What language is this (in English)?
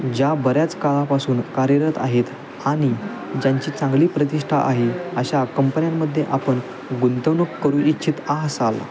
Marathi